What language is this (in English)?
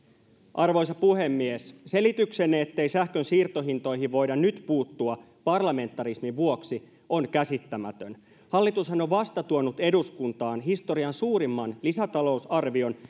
Finnish